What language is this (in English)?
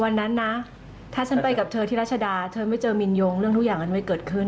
Thai